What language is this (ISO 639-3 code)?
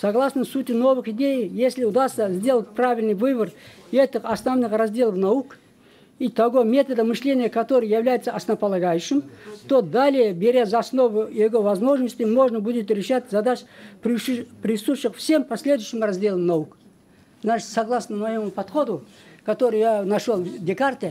rus